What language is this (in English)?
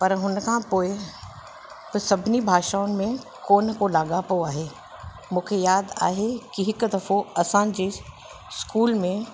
Sindhi